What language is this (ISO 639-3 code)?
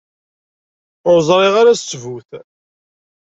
kab